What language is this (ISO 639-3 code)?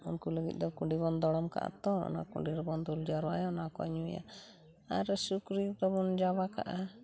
sat